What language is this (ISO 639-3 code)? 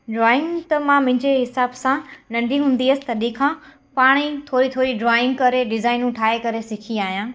snd